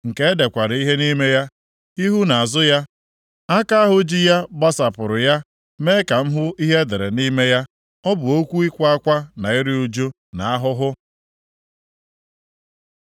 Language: Igbo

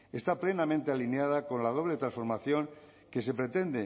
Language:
Spanish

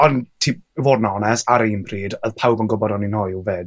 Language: Welsh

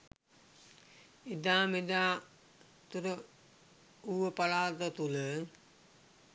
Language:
Sinhala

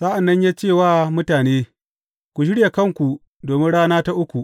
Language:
Hausa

